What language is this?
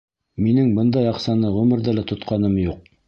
Bashkir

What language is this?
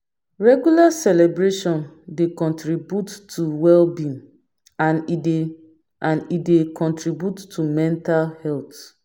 Nigerian Pidgin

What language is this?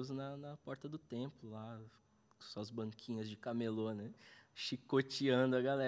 Portuguese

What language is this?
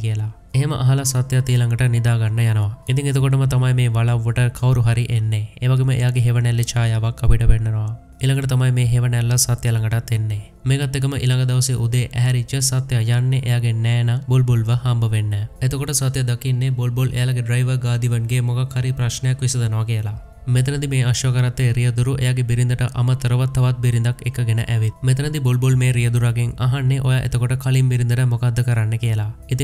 Hindi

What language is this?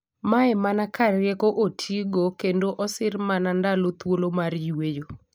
Luo (Kenya and Tanzania)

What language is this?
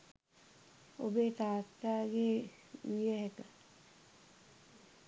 Sinhala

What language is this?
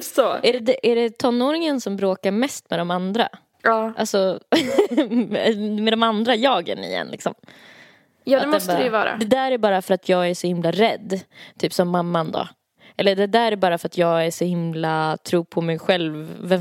Swedish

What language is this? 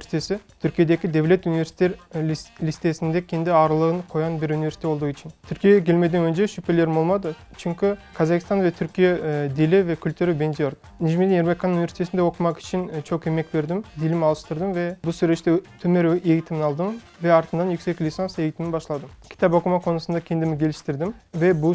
Turkish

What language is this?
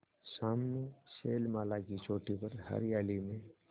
Hindi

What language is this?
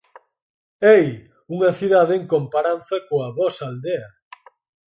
Galician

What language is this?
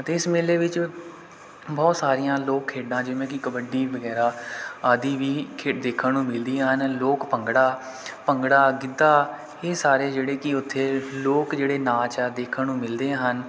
Punjabi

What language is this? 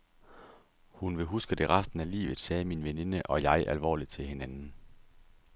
Danish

